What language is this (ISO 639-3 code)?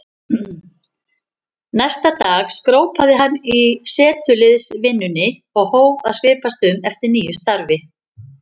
isl